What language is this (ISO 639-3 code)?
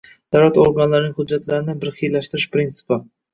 uzb